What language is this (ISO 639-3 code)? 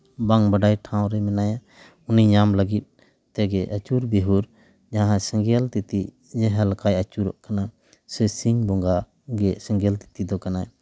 sat